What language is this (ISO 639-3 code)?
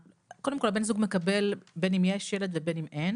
heb